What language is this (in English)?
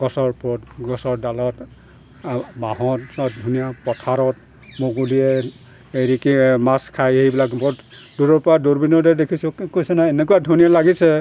Assamese